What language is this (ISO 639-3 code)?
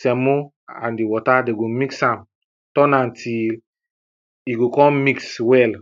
pcm